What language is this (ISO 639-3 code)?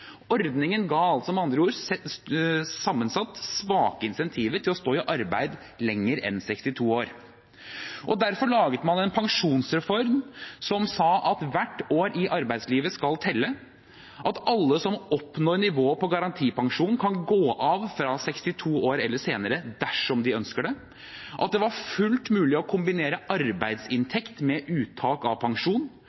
nob